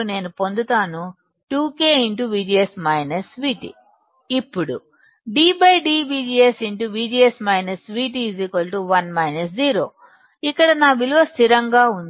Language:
Telugu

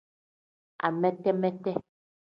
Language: Tem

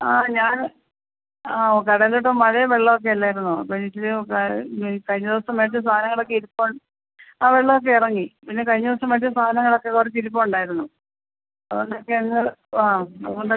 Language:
Malayalam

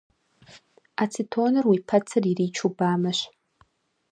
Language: Kabardian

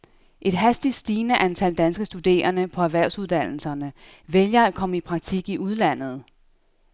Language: Danish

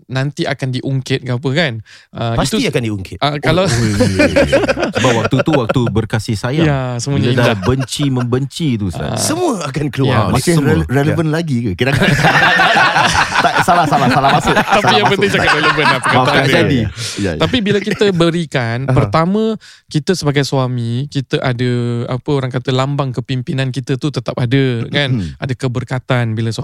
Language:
Malay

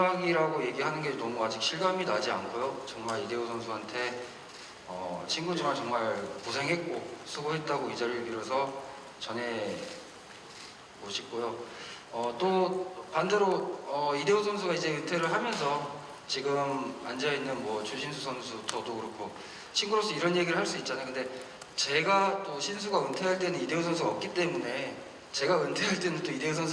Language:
Korean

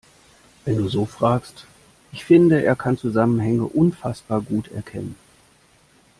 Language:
German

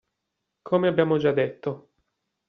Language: Italian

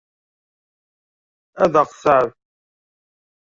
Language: Kabyle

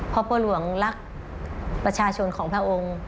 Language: Thai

